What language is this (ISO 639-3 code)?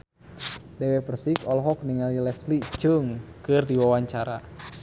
sun